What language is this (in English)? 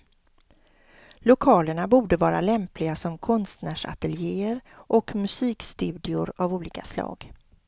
Swedish